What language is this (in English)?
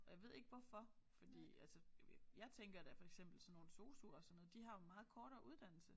Danish